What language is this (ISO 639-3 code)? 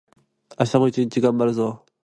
jpn